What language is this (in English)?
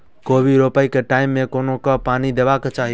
Maithili